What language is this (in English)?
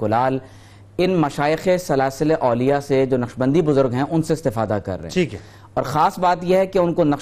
Urdu